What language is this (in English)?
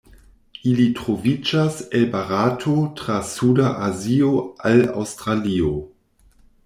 Esperanto